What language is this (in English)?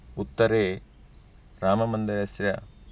Sanskrit